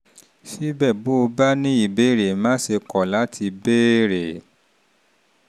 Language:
Yoruba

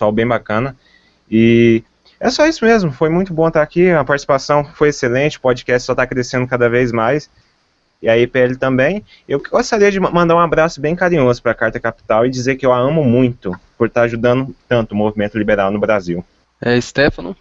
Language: Portuguese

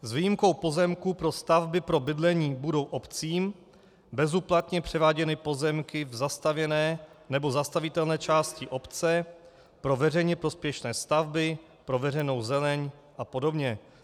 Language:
Czech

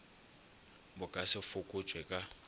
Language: Northern Sotho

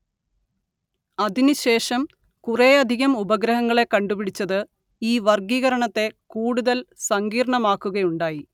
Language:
Malayalam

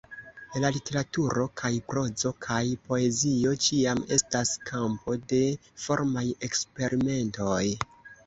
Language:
Esperanto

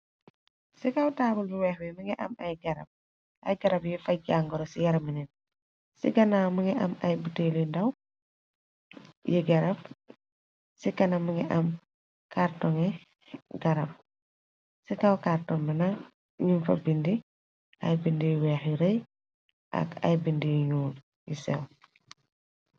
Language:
Wolof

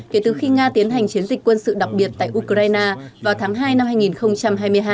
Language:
Vietnamese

